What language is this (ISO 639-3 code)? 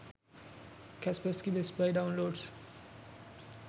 sin